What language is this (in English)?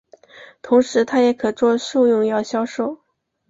Chinese